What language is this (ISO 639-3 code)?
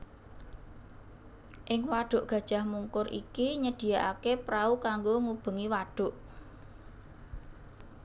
jav